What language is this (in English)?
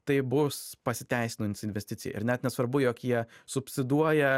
Lithuanian